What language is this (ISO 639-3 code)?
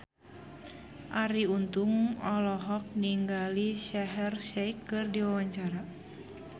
sun